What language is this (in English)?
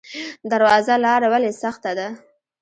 Pashto